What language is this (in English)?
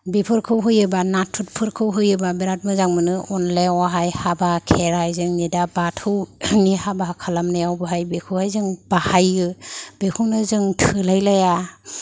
Bodo